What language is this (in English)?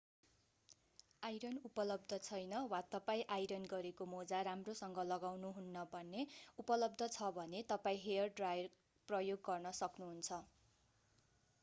Nepali